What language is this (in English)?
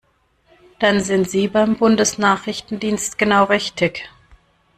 German